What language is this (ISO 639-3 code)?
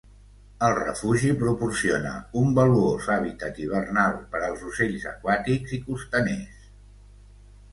cat